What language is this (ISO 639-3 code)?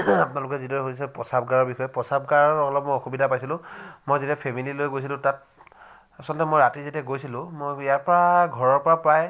asm